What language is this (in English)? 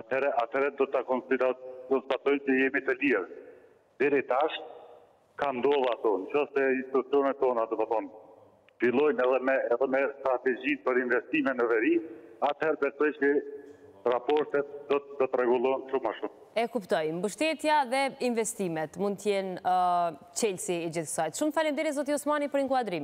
Romanian